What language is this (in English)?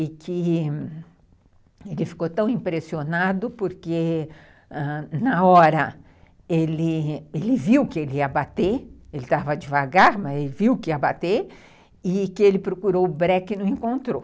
Portuguese